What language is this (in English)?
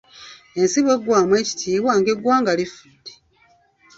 Ganda